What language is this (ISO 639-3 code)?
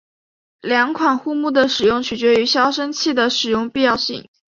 zho